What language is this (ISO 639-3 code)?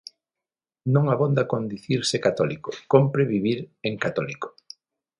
glg